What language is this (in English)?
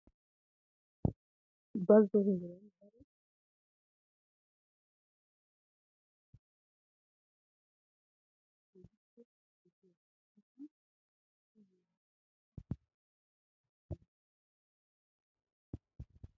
Wolaytta